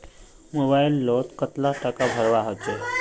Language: Magahi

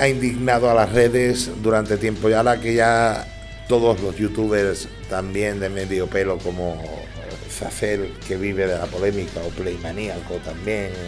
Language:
Spanish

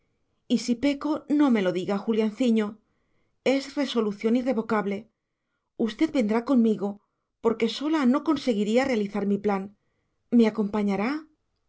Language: Spanish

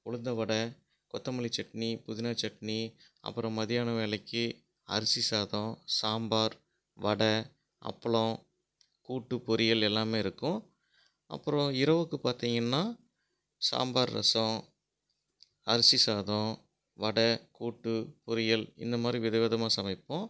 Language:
Tamil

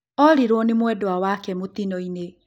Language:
Kikuyu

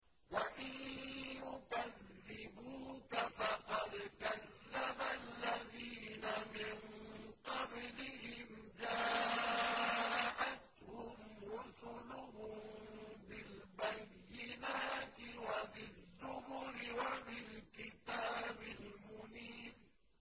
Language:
Arabic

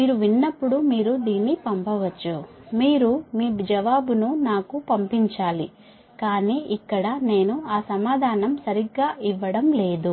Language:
Telugu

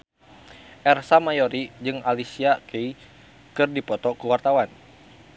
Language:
Sundanese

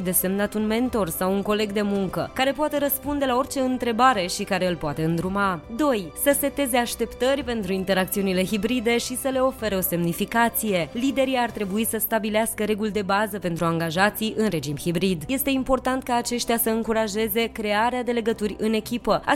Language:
Romanian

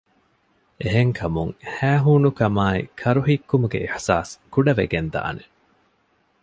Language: Divehi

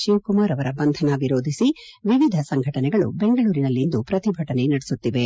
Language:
Kannada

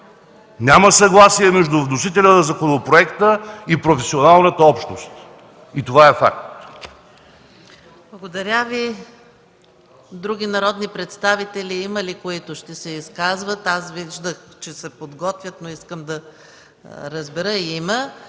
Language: Bulgarian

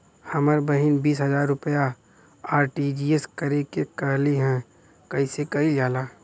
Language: Bhojpuri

